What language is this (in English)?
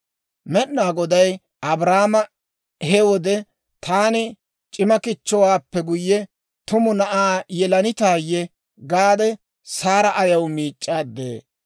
Dawro